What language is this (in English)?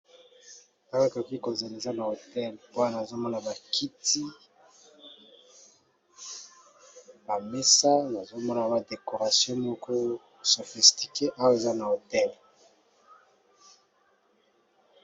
Lingala